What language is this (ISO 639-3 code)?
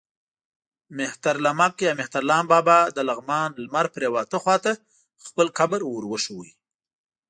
pus